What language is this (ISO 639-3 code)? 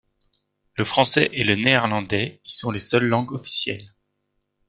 fra